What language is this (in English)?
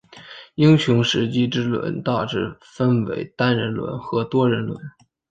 Chinese